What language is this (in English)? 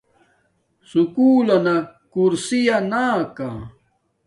Domaaki